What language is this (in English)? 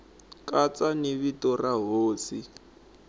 Tsonga